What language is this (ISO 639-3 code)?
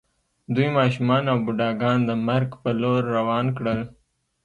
pus